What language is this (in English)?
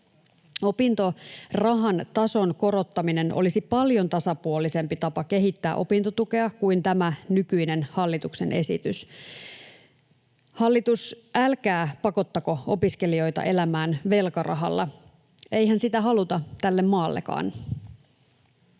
Finnish